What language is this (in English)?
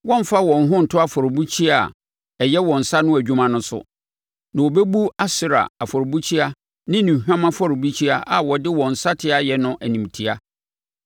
Akan